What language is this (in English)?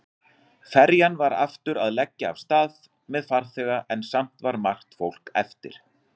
Icelandic